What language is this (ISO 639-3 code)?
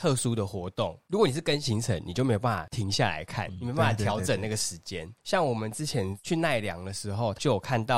zho